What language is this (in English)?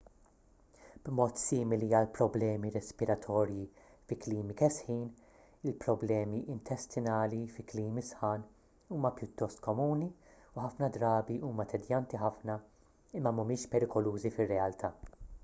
Maltese